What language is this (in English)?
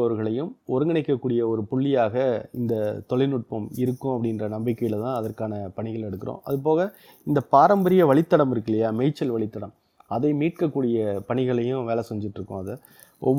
Tamil